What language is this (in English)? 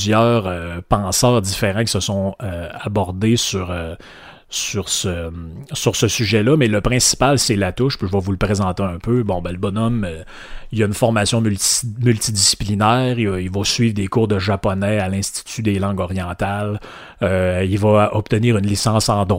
French